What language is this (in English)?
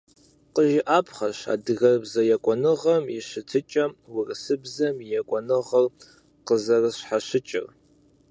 Kabardian